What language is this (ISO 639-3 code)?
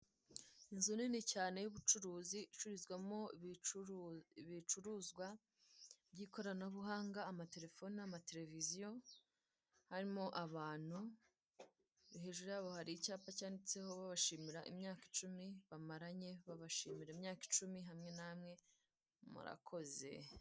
kin